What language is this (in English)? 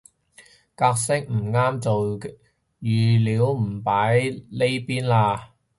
Cantonese